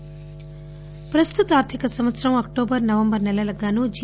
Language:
Telugu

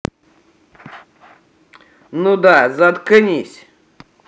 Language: Russian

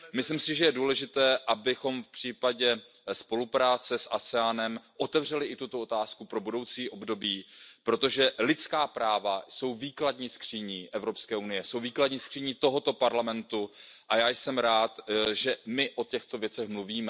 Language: Czech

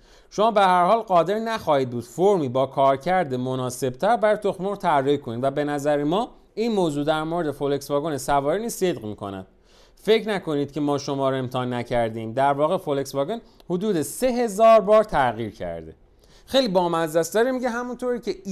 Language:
Persian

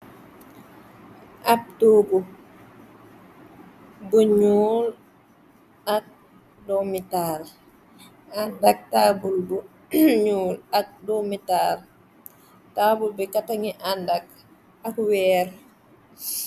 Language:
Wolof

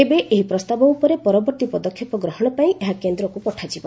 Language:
Odia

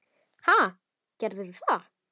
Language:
Icelandic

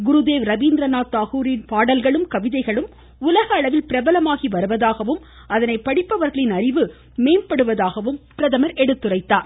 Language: Tamil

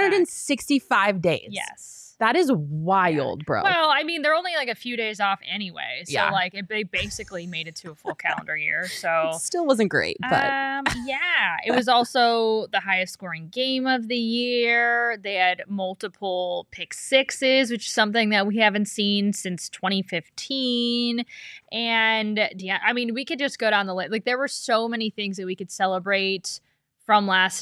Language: English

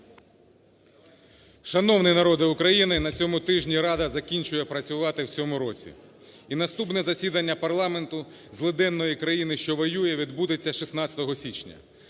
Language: Ukrainian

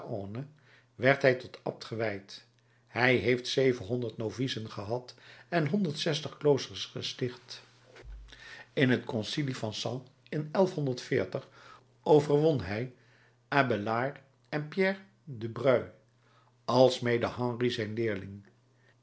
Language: Dutch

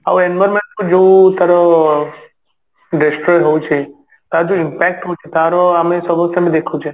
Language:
Odia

